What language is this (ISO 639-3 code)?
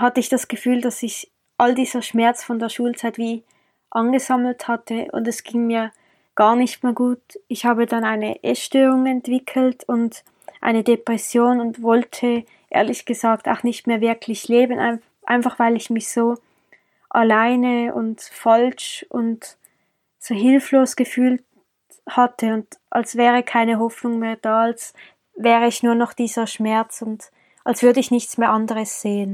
deu